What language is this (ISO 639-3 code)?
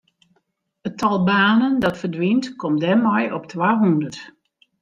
fry